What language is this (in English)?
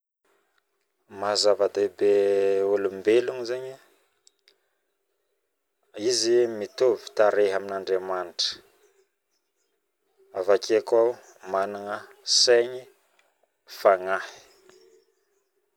Northern Betsimisaraka Malagasy